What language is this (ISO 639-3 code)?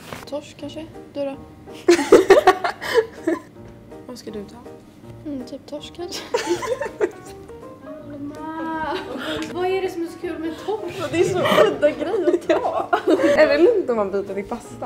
swe